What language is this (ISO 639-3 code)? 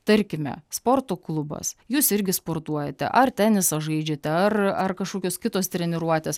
lit